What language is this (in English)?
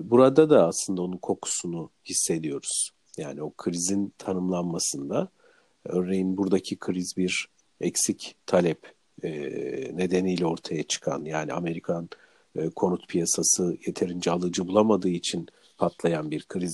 Turkish